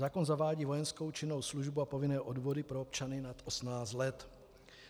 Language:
Czech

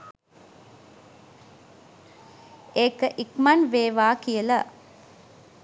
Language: Sinhala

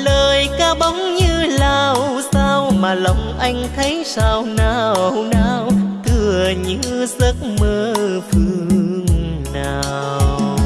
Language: Vietnamese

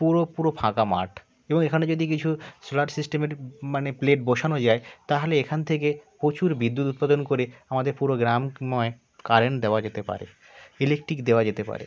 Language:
Bangla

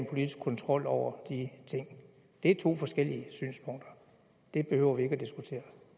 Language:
Danish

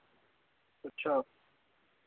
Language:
Dogri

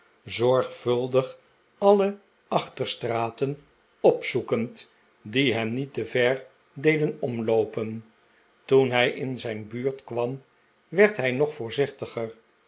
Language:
Dutch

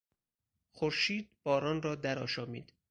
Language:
Persian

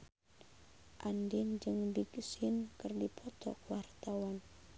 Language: Sundanese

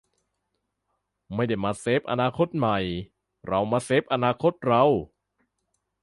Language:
Thai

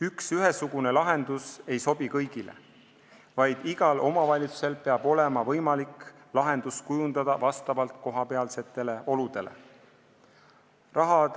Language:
Estonian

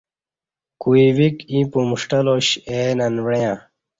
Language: Kati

